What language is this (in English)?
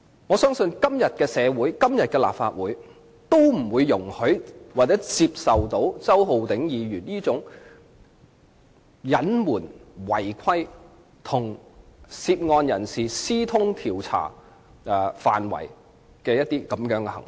Cantonese